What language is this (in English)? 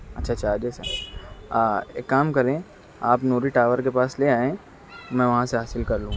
Urdu